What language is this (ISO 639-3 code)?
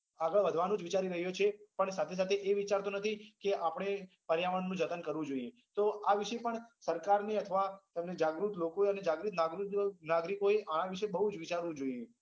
guj